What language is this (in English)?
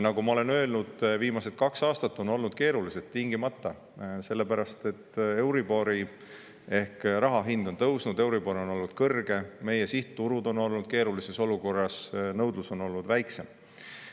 Estonian